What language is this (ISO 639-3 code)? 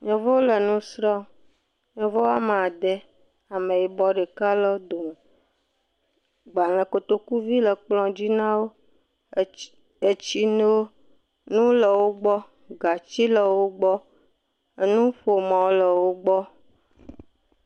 ewe